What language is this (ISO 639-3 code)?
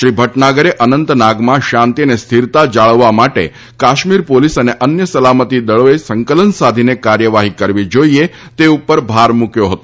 guj